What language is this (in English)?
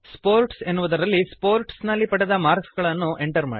Kannada